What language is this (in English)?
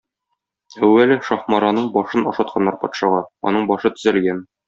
Tatar